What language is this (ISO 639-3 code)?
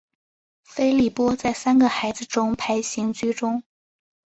zho